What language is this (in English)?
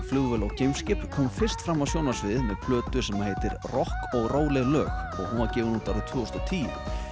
Icelandic